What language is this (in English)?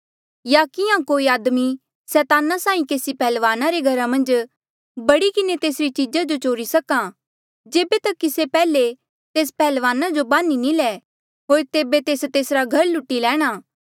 Mandeali